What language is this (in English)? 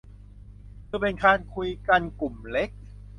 Thai